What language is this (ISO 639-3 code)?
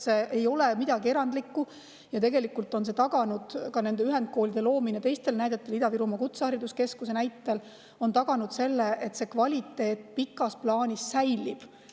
est